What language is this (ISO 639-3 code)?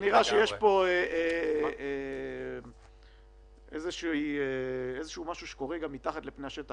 heb